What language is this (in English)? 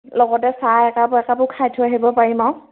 Assamese